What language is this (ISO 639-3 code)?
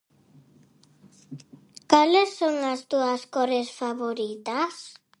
glg